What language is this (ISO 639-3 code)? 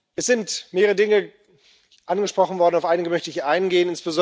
deu